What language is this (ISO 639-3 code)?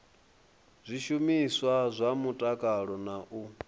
ven